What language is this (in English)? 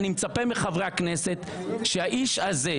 Hebrew